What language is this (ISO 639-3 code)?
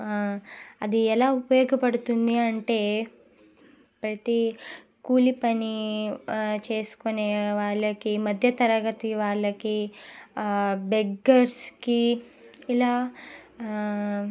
tel